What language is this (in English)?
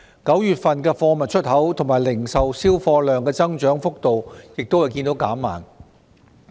Cantonese